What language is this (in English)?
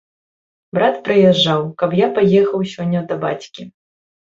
Belarusian